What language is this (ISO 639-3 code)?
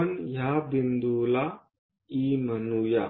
mar